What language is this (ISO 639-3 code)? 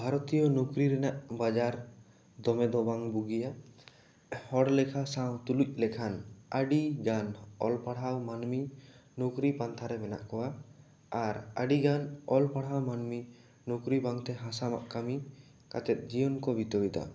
sat